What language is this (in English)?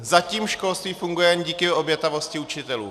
Czech